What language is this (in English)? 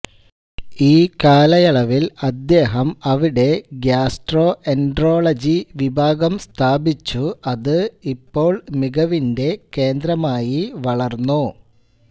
Malayalam